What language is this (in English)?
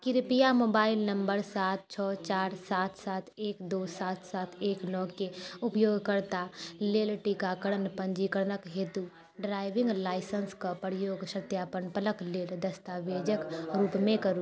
Maithili